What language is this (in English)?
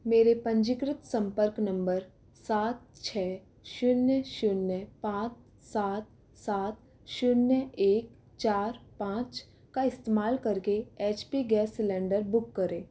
Hindi